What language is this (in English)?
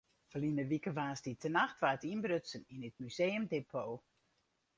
Western Frisian